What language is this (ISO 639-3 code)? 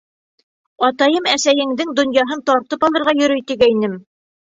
bak